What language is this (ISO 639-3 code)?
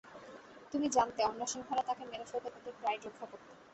ben